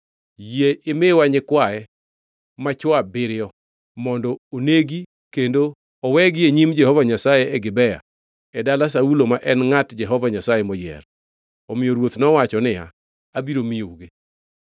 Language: Luo (Kenya and Tanzania)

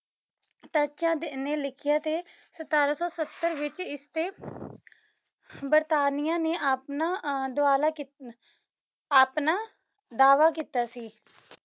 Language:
Punjabi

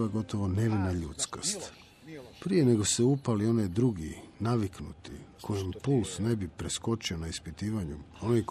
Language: Croatian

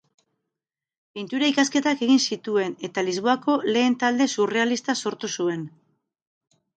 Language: Basque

